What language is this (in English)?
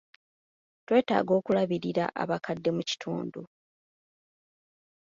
Ganda